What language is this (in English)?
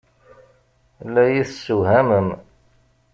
Kabyle